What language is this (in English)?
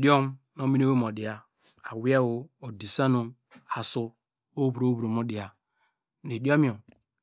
Degema